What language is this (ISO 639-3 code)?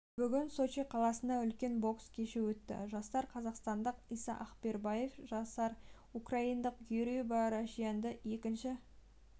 kaz